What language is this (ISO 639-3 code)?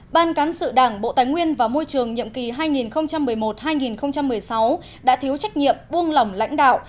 vie